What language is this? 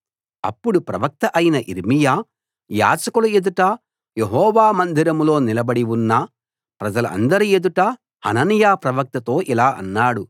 Telugu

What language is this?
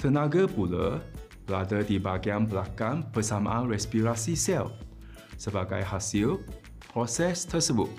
Malay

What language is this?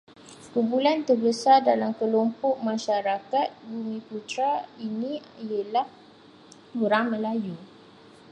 Malay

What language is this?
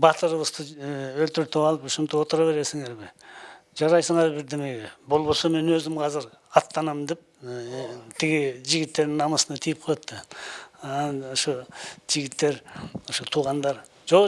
Turkish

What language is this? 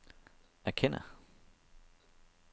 Danish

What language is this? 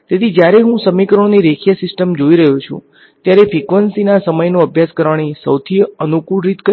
Gujarati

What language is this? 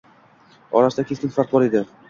Uzbek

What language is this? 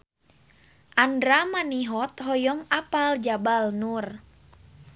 Sundanese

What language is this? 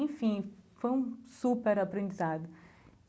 Portuguese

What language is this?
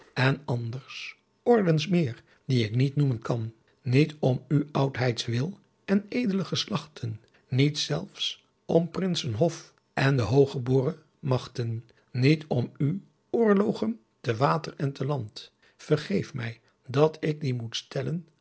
Dutch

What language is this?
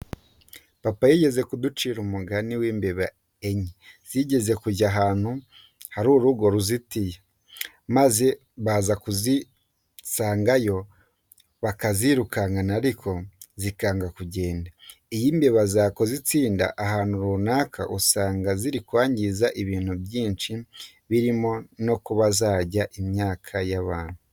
Kinyarwanda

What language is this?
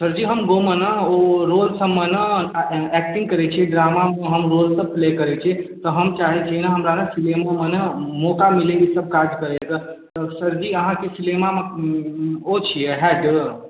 Maithili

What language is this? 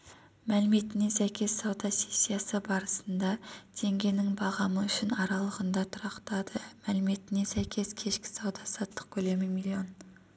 Kazakh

